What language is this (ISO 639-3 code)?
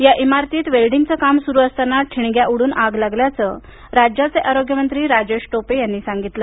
mar